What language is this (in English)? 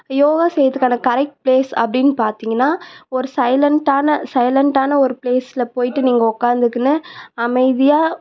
Tamil